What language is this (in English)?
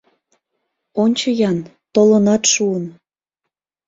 Mari